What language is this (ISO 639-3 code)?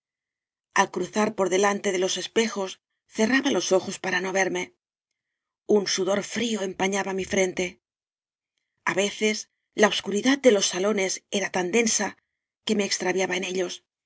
spa